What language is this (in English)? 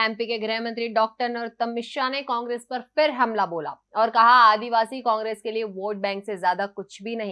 Hindi